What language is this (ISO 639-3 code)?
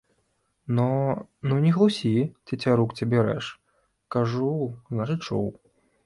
bel